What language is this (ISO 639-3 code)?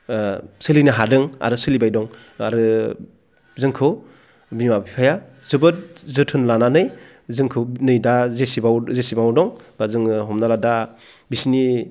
brx